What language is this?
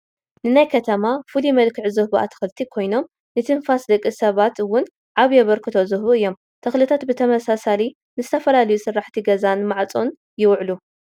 Tigrinya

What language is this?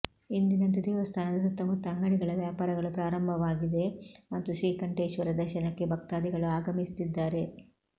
Kannada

